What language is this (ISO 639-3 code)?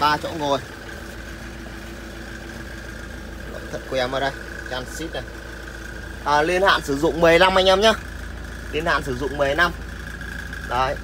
vie